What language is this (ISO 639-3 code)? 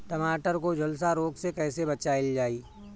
bho